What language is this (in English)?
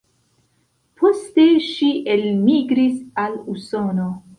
Esperanto